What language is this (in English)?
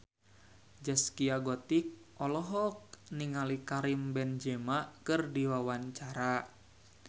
Sundanese